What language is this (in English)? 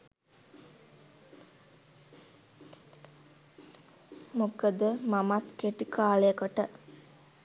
Sinhala